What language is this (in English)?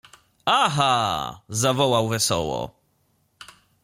Polish